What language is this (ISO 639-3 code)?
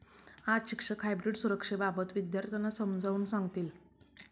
mar